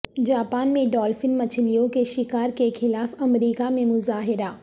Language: Urdu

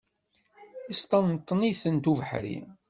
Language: Kabyle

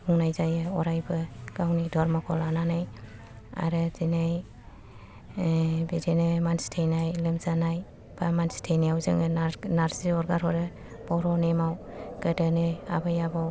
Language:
Bodo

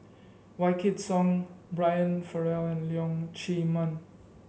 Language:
English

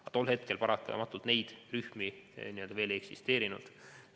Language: Estonian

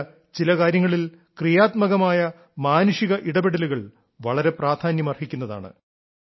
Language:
Malayalam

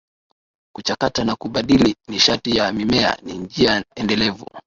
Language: Swahili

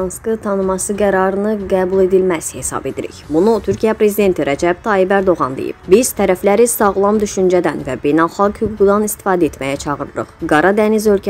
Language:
Turkish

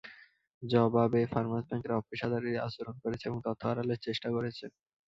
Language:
Bangla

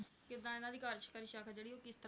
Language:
Punjabi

